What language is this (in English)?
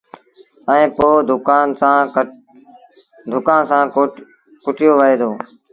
Sindhi Bhil